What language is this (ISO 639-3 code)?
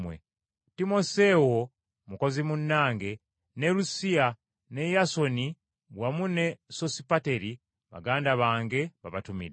lug